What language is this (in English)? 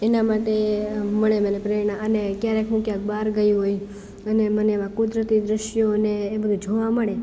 Gujarati